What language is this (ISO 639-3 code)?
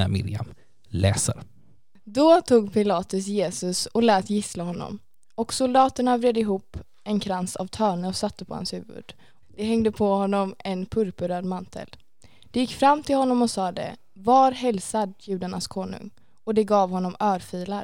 swe